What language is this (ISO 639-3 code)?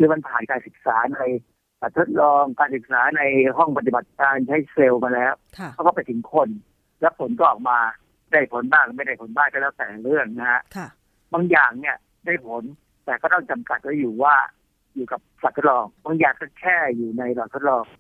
tha